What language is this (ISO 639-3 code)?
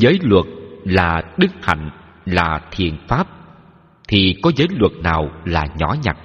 vie